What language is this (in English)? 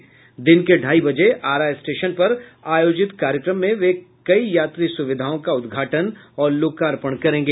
Hindi